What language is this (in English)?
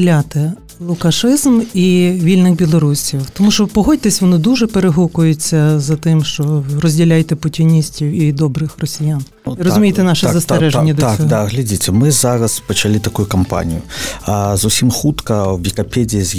Ukrainian